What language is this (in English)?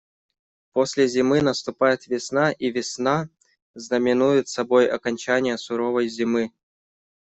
Russian